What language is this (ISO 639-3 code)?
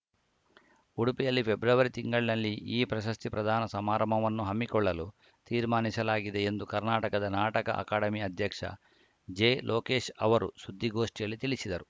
kan